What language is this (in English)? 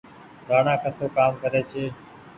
Goaria